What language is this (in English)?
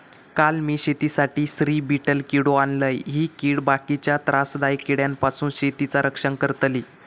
Marathi